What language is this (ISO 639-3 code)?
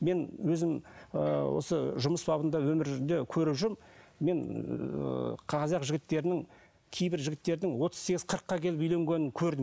kaz